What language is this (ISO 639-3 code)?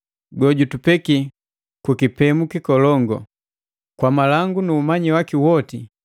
mgv